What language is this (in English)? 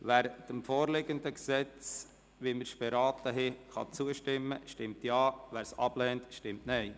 Swiss German